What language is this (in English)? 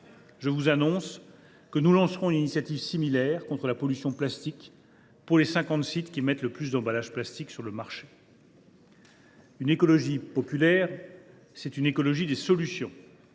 French